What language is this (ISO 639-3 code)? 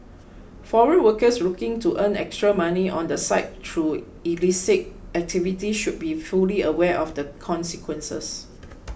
eng